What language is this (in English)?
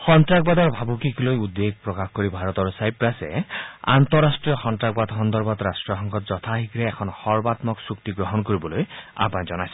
Assamese